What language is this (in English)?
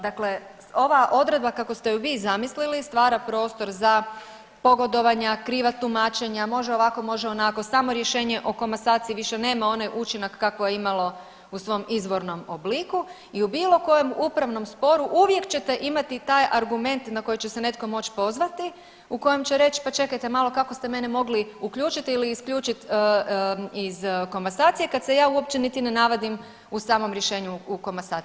Croatian